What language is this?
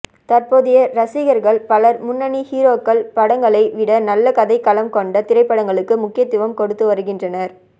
Tamil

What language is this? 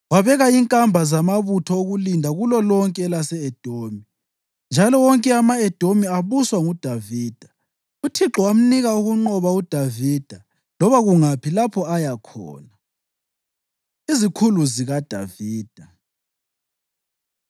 North Ndebele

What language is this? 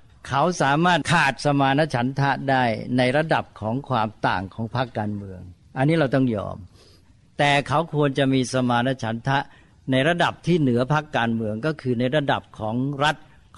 Thai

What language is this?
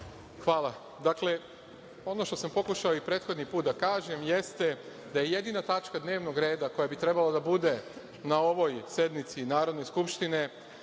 Serbian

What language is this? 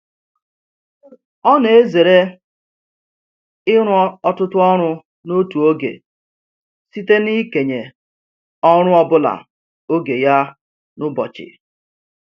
Igbo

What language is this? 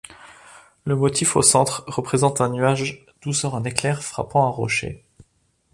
French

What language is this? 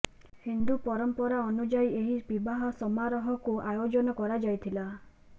Odia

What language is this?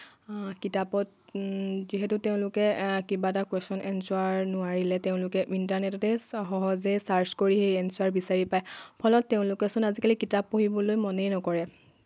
Assamese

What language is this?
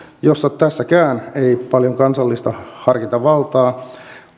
Finnish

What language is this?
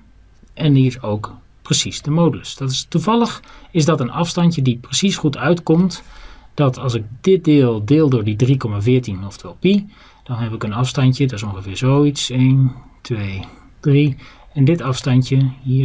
Dutch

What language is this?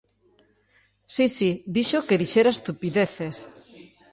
Galician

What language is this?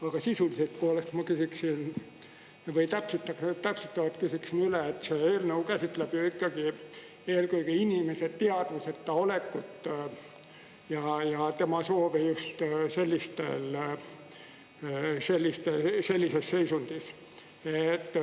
Estonian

